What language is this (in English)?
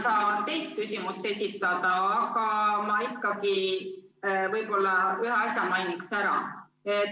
Estonian